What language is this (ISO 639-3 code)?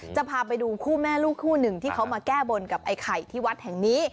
tha